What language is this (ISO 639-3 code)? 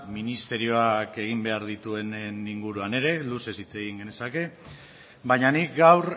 eus